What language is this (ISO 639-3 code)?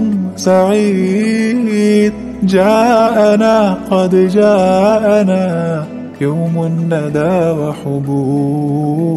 ara